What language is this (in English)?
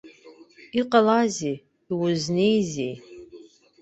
Abkhazian